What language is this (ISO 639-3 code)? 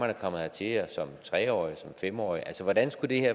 dan